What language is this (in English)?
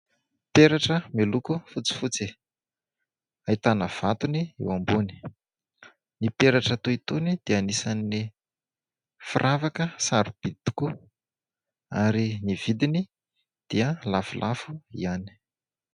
Malagasy